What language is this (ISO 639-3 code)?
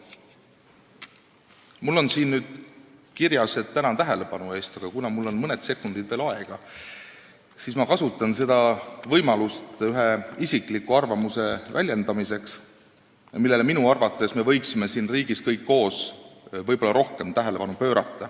est